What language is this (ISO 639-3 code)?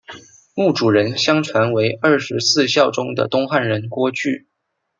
zho